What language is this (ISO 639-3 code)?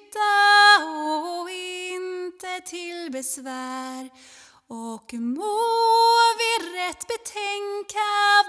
swe